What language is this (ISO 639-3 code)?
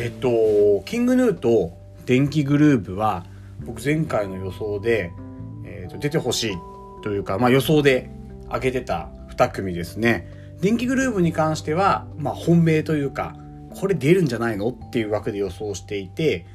jpn